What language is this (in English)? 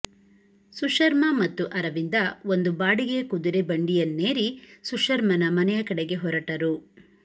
Kannada